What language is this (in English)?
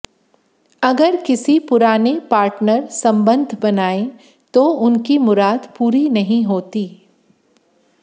Hindi